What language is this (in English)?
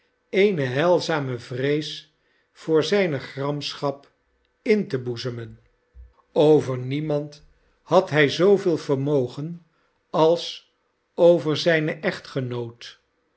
Dutch